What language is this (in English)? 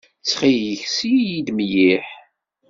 Kabyle